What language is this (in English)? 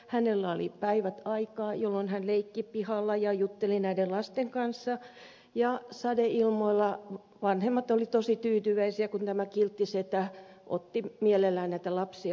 Finnish